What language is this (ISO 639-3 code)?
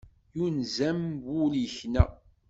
kab